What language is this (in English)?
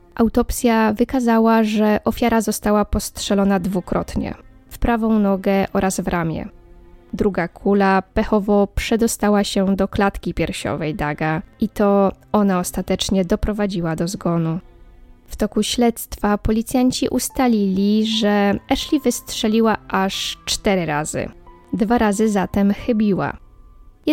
Polish